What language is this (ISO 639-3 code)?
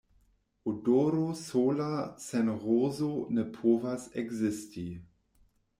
epo